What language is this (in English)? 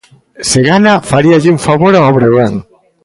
Galician